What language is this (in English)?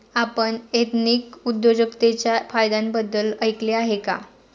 Marathi